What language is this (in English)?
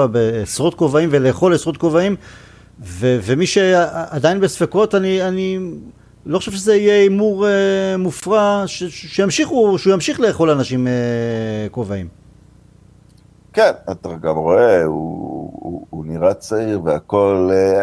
Hebrew